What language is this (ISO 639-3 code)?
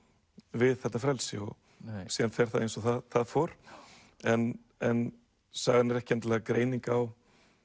isl